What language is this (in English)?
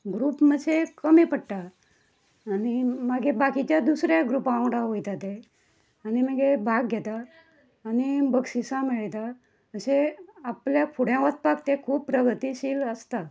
Konkani